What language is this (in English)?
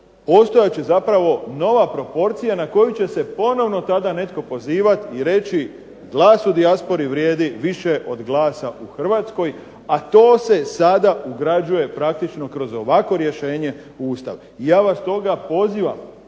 Croatian